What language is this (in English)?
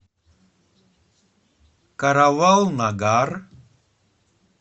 Russian